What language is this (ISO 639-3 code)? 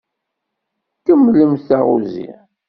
kab